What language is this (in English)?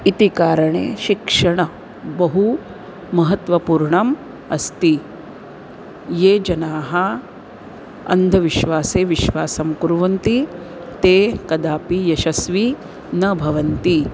Sanskrit